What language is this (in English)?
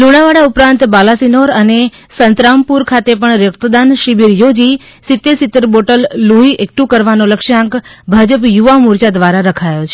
Gujarati